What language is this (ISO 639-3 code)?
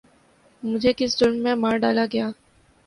urd